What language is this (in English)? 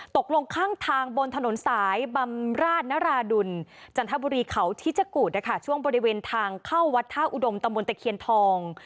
Thai